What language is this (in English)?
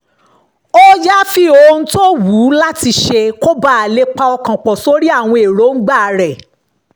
Yoruba